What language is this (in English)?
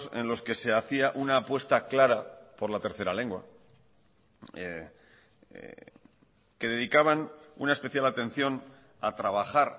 Spanish